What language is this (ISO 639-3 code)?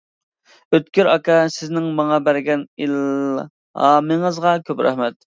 uig